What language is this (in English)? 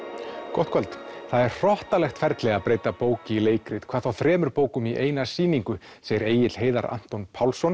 Icelandic